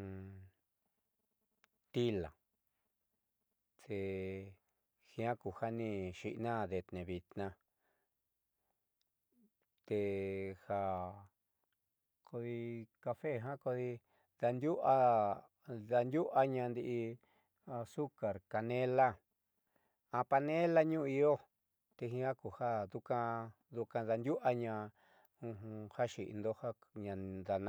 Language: Southeastern Nochixtlán Mixtec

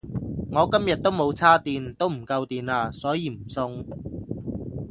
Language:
Cantonese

